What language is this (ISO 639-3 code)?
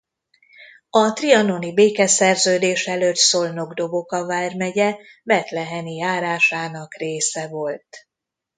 hun